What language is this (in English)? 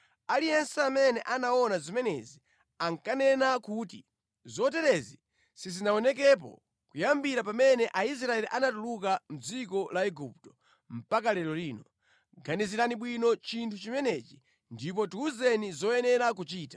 Nyanja